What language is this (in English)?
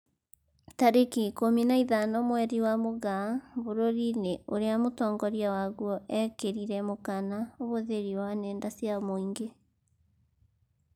Kikuyu